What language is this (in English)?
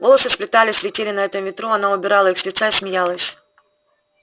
Russian